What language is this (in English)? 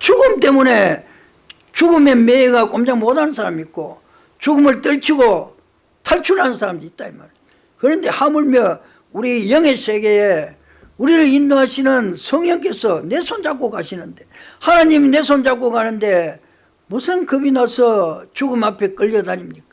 Korean